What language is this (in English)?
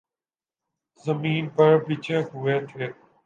Urdu